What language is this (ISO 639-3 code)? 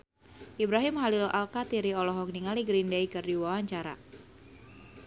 sun